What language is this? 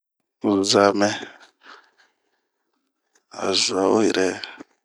Bomu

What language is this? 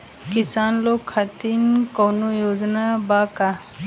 Bhojpuri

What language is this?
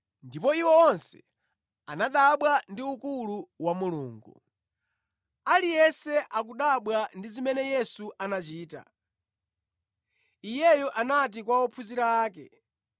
Nyanja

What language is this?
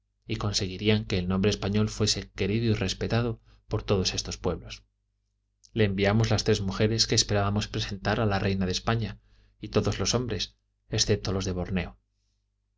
Spanish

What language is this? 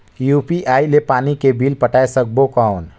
Chhattisgarhi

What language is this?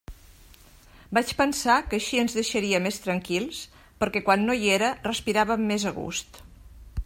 Catalan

